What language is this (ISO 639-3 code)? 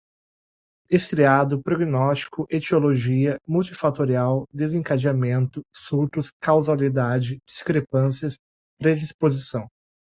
por